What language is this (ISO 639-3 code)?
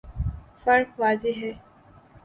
urd